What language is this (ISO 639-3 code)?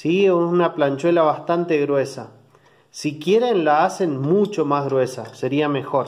spa